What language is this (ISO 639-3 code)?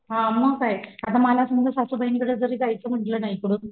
mar